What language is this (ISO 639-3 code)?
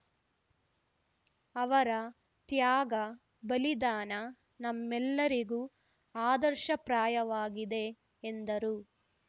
kan